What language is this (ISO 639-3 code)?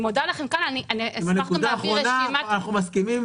heb